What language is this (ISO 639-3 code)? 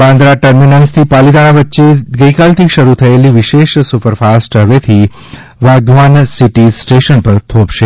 guj